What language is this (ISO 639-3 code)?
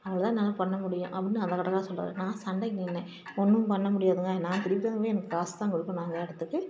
tam